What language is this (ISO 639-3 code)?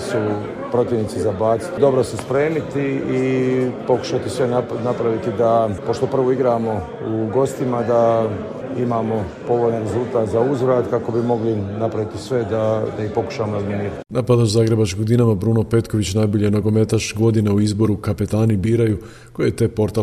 hrv